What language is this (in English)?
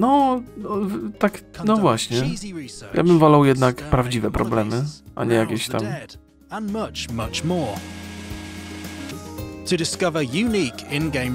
Polish